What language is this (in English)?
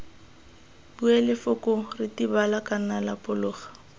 Tswana